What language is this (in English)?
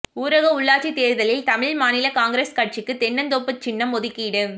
Tamil